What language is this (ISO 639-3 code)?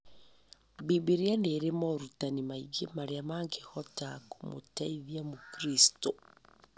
kik